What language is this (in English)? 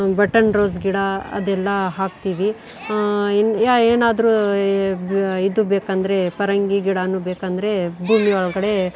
Kannada